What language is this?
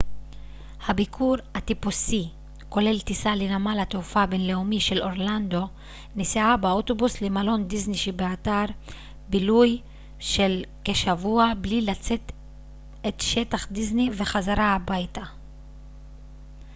Hebrew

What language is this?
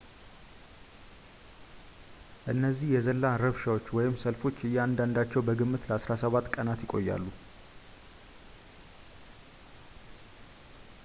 Amharic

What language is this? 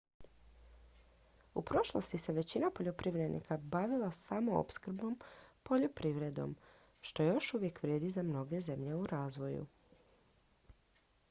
Croatian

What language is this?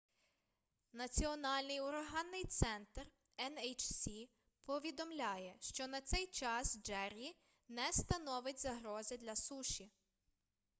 Ukrainian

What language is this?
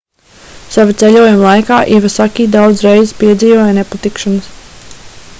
Latvian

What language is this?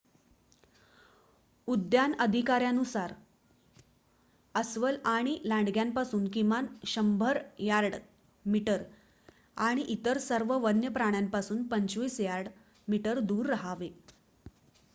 Marathi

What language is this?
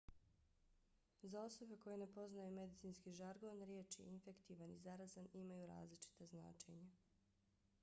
Bosnian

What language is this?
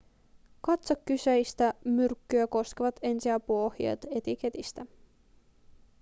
Finnish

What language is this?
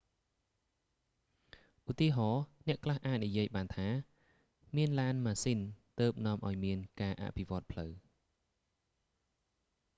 Khmer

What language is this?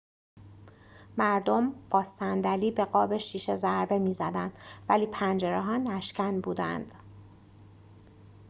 Persian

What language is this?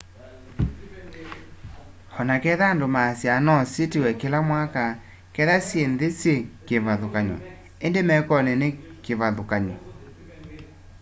Kamba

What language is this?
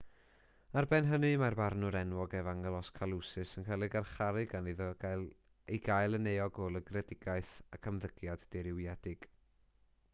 Welsh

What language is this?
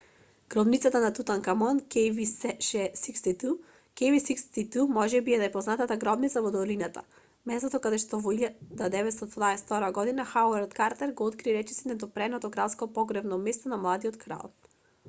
Macedonian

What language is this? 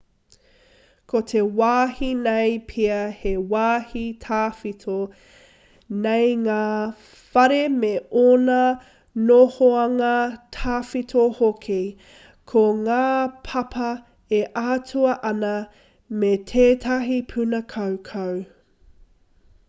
Māori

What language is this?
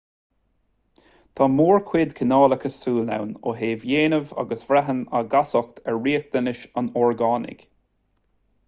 Irish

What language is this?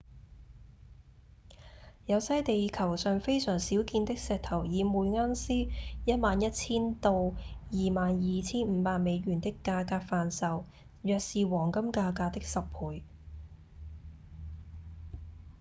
Cantonese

